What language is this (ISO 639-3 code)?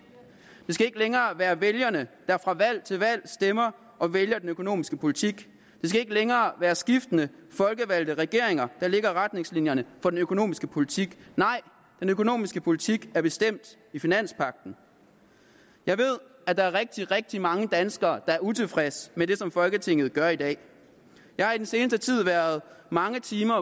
dan